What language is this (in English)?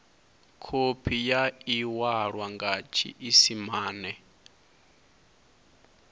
Venda